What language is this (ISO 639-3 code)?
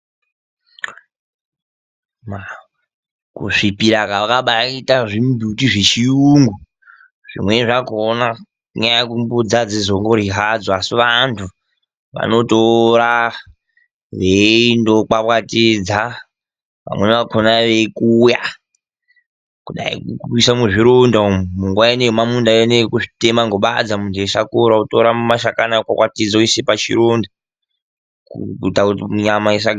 ndc